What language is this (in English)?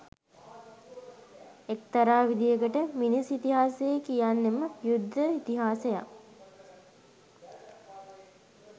Sinhala